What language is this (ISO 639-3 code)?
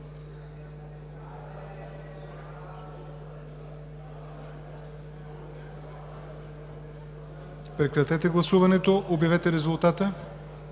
bul